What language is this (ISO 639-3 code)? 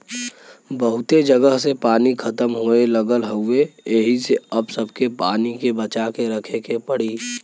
bho